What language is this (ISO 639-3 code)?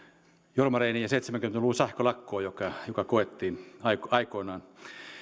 fin